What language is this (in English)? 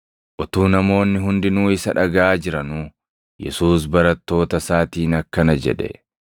Oromo